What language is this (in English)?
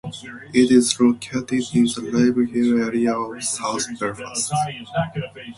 English